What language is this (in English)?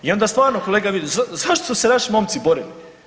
Croatian